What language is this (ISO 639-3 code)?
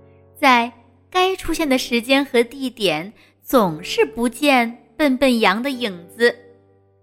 zho